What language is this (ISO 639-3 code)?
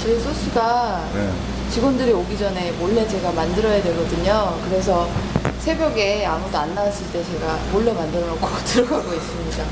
kor